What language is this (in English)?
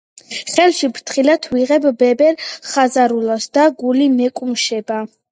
Georgian